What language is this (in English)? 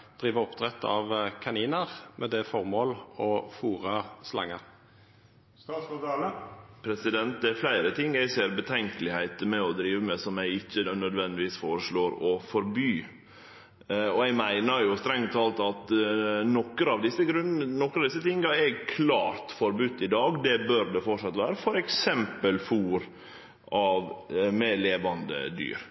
Norwegian Nynorsk